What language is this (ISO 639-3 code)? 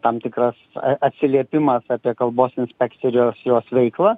lit